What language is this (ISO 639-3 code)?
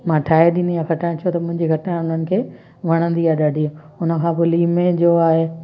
snd